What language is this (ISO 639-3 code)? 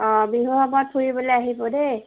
asm